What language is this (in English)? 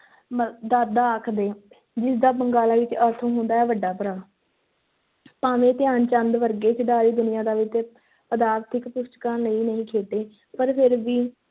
Punjabi